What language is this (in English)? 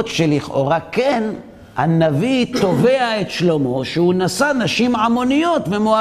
Hebrew